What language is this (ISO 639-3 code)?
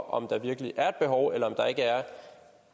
dan